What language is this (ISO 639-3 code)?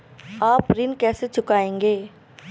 hin